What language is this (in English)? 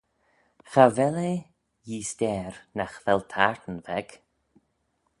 Manx